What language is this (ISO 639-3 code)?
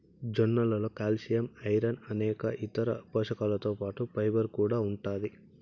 tel